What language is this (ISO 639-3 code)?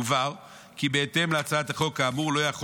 heb